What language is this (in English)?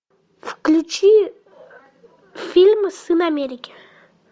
Russian